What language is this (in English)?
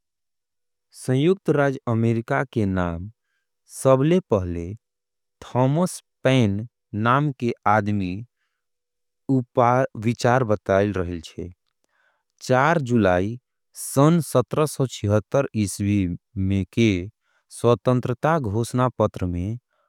Angika